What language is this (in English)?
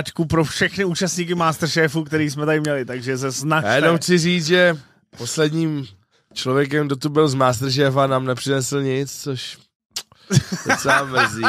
Czech